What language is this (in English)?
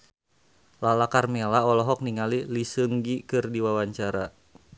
Sundanese